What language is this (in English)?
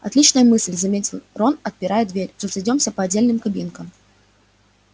Russian